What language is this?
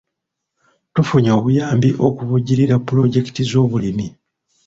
Ganda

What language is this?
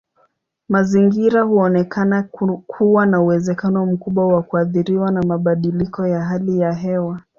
Swahili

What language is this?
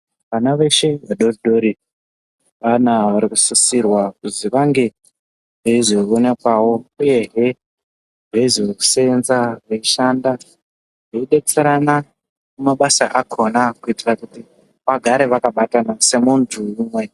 Ndau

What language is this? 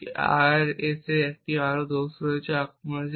Bangla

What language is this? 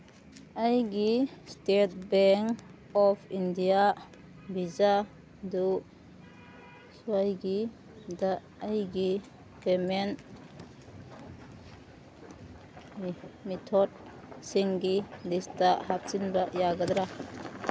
Manipuri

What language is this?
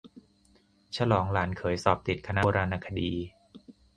Thai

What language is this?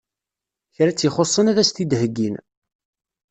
Kabyle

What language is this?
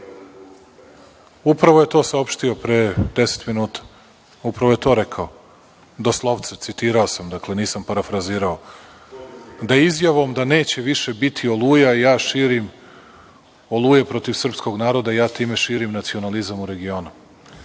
Serbian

